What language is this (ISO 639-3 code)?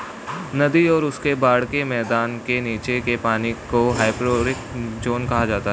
hin